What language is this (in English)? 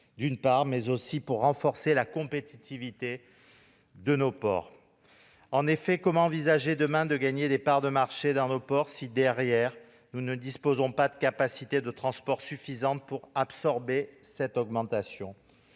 French